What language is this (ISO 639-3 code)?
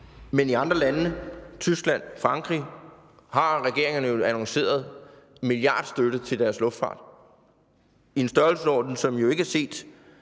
dan